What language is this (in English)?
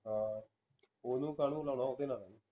Punjabi